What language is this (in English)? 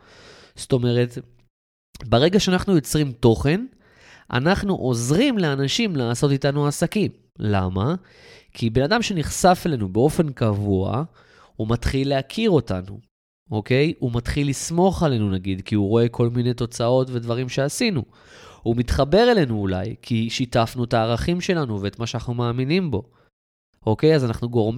Hebrew